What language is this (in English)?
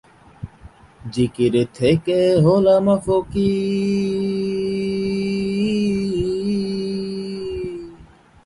Bangla